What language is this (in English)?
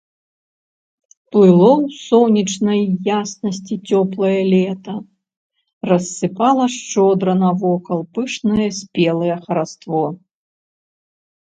Belarusian